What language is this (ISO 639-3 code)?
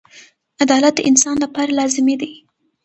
pus